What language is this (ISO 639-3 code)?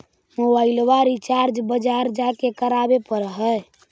mag